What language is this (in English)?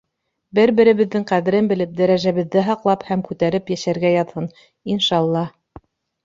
Bashkir